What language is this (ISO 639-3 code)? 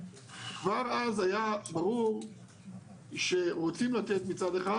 heb